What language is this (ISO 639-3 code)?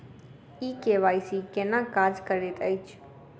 mai